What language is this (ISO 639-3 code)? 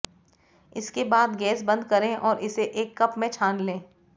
hin